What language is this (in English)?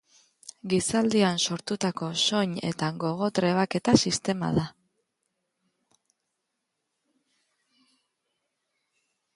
Basque